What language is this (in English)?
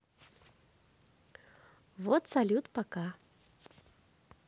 Russian